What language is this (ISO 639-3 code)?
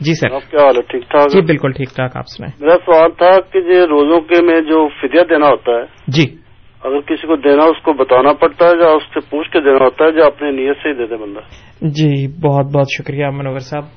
urd